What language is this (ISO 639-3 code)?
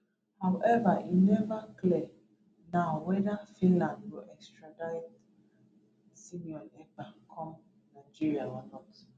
pcm